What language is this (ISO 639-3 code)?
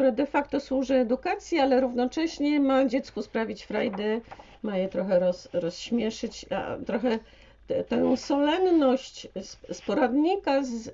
pol